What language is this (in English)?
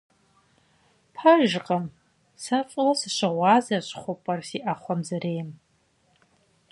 Kabardian